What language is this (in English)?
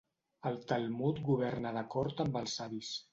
Catalan